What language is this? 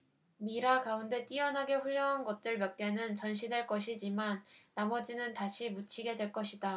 Korean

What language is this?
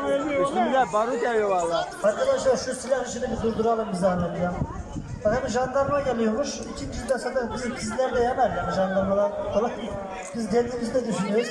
Turkish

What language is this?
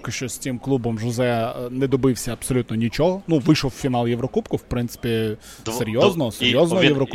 Ukrainian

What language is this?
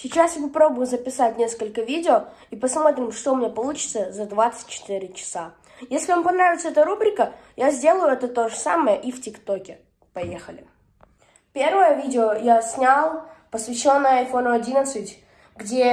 Russian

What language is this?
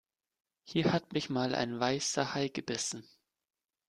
German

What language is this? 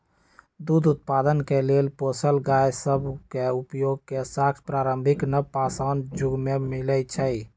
Magahi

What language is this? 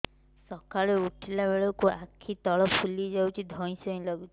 Odia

